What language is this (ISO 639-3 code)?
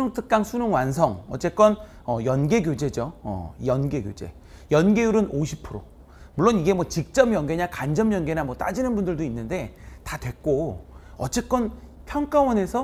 kor